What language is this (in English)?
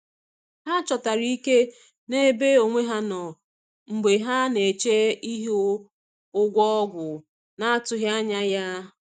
Igbo